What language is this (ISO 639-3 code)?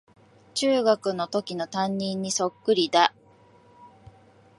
jpn